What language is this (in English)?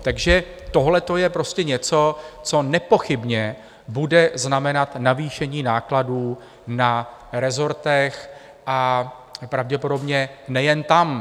Czech